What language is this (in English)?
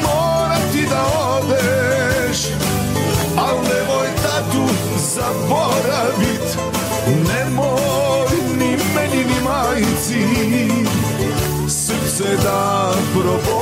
Croatian